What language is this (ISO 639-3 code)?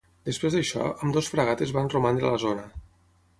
cat